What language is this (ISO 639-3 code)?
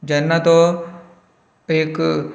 kok